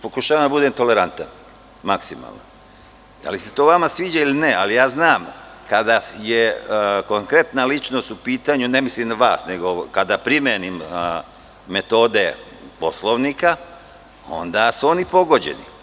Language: Serbian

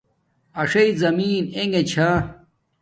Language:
Domaaki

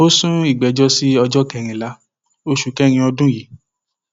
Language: Yoruba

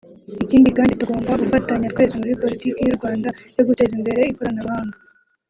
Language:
Kinyarwanda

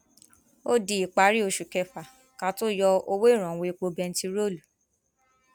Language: Yoruba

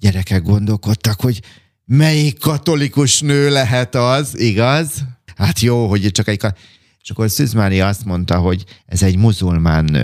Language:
Hungarian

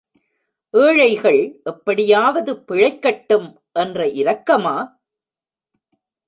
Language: Tamil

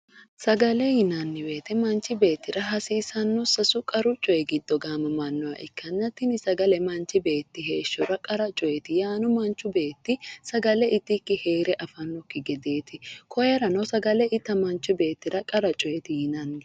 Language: Sidamo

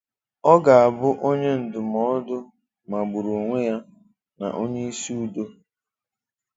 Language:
Igbo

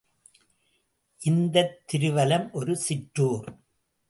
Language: Tamil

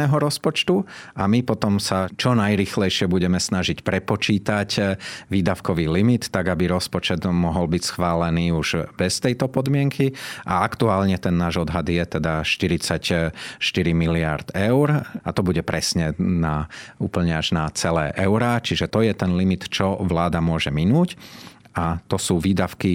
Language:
Slovak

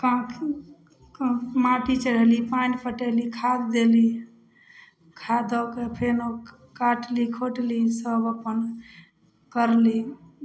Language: Maithili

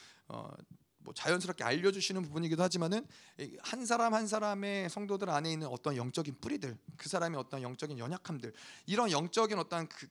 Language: Korean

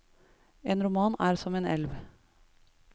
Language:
Norwegian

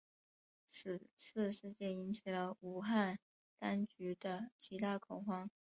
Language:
Chinese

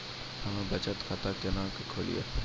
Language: Maithili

